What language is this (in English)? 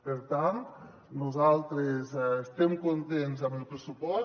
Catalan